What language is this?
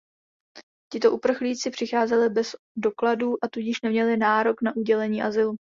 Czech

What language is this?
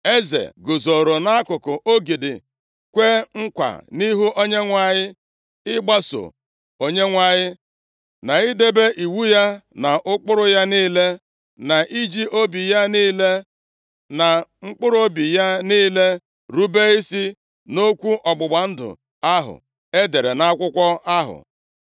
Igbo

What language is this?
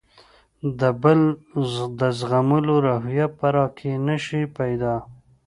Pashto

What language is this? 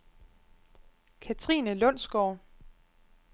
Danish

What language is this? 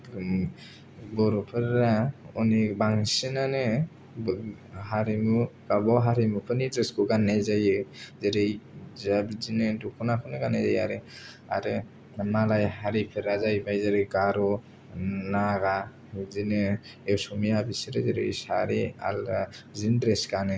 Bodo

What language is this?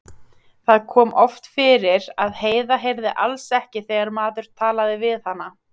Icelandic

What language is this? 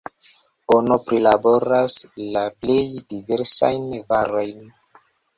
Esperanto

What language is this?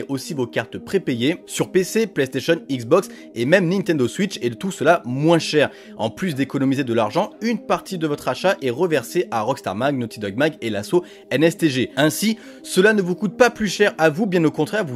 French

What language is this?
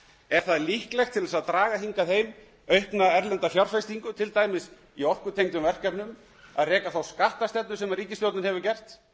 Icelandic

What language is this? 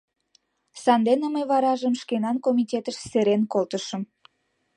Mari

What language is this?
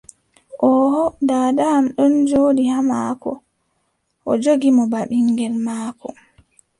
Adamawa Fulfulde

